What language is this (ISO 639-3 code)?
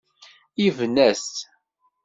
kab